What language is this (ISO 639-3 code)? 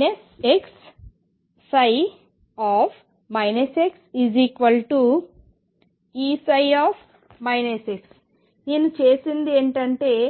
tel